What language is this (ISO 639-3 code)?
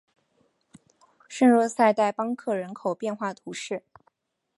zho